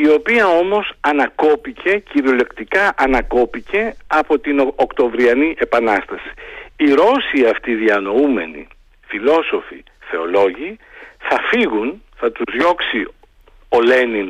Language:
Greek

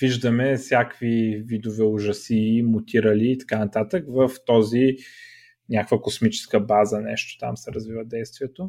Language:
Bulgarian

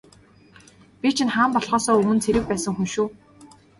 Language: Mongolian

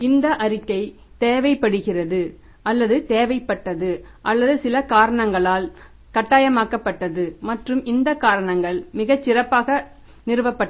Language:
Tamil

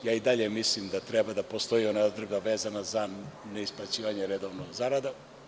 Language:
Serbian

